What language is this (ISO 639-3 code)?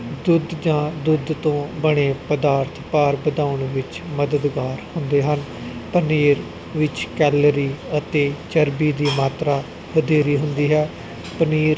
pan